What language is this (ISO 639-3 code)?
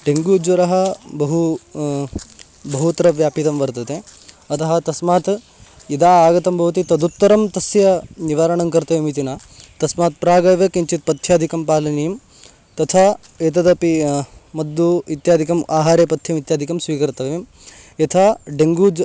san